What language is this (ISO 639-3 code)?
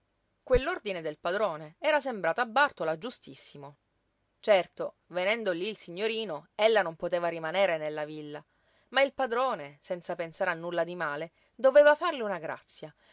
ita